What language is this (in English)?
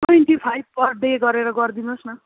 Nepali